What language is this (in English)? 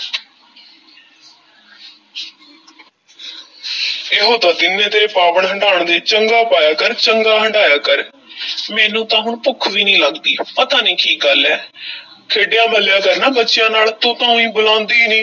Punjabi